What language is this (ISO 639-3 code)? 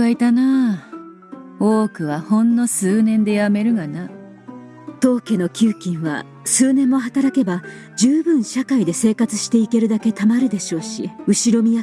jpn